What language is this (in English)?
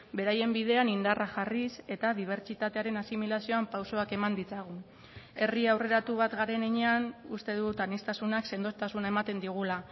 Basque